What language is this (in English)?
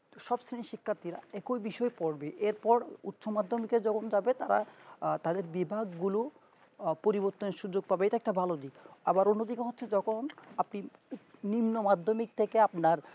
Bangla